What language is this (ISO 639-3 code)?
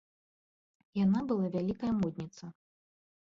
bel